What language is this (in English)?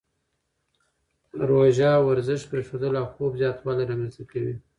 Pashto